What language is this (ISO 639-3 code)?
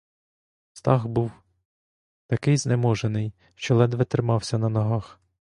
ukr